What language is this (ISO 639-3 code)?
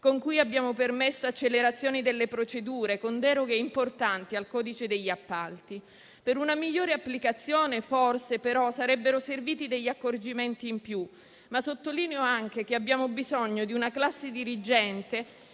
ita